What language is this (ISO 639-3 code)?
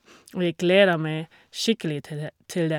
nor